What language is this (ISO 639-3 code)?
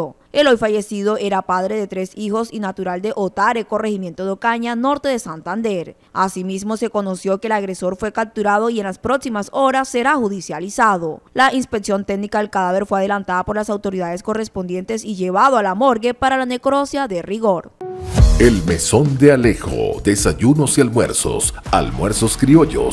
spa